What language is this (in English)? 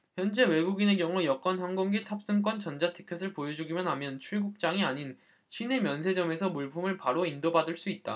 Korean